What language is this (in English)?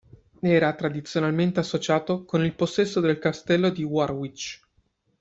Italian